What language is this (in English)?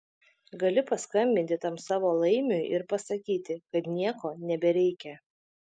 Lithuanian